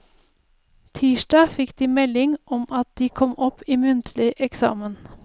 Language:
Norwegian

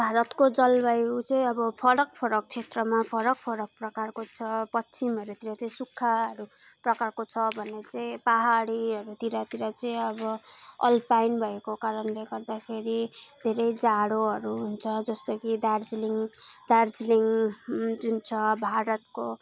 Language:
Nepali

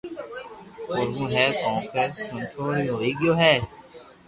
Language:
Loarki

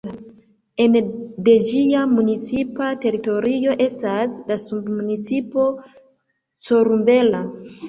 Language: Esperanto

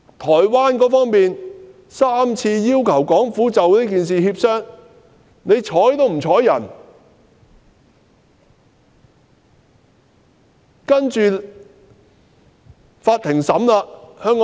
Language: Cantonese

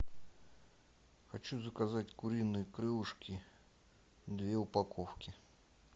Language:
Russian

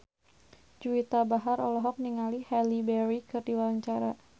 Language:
Sundanese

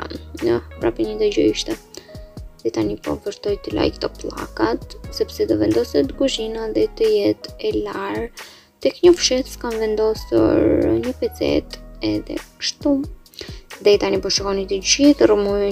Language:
Romanian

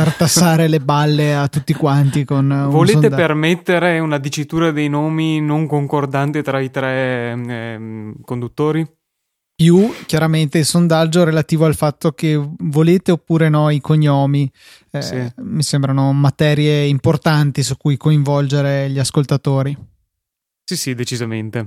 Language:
Italian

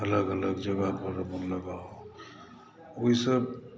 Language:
Maithili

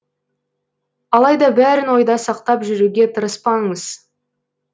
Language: Kazakh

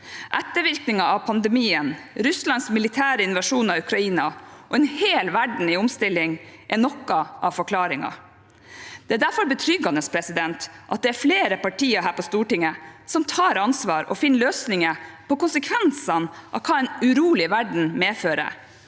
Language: Norwegian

